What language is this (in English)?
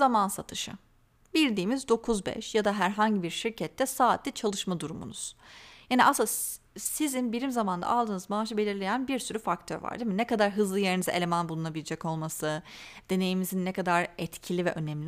Turkish